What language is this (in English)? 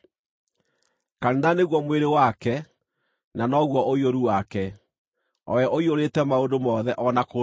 Kikuyu